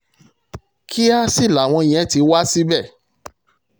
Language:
Yoruba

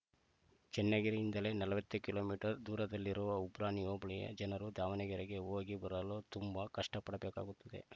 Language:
Kannada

